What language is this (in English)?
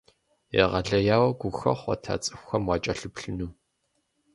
Kabardian